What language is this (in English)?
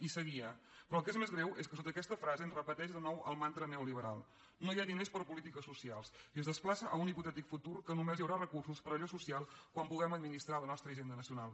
Catalan